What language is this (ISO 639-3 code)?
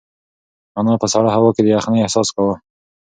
pus